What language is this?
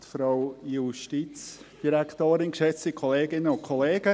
Swiss German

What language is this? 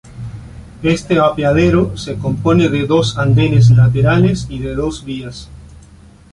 Spanish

